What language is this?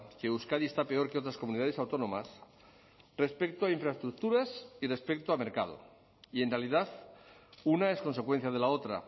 Spanish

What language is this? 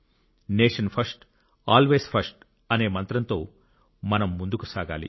Telugu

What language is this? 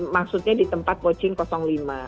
Indonesian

